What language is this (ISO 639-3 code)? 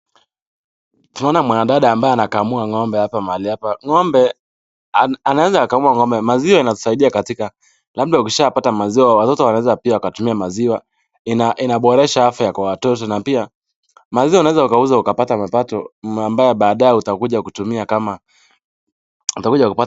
swa